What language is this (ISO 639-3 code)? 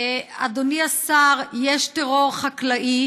heb